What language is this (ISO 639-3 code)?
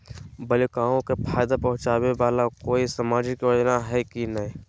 mag